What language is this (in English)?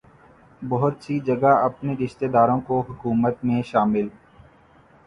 Urdu